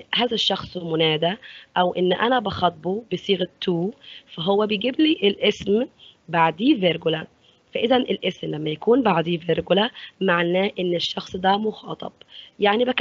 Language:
Arabic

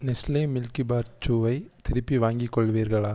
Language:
Tamil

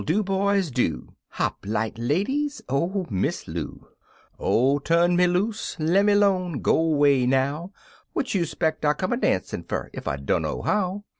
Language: English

